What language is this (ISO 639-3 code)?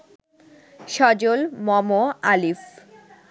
ben